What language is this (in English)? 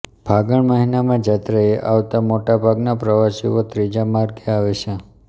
Gujarati